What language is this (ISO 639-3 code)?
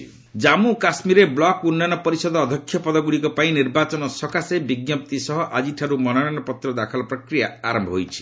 ori